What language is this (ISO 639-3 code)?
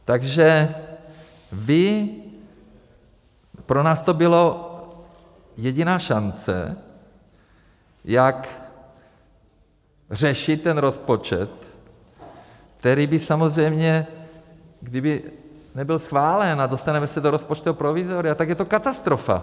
ces